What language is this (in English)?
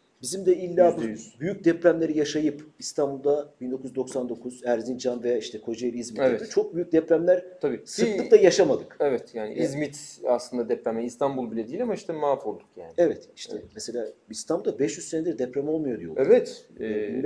Turkish